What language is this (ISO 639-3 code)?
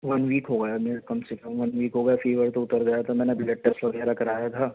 urd